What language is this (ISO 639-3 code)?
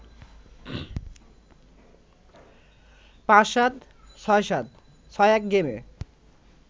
ben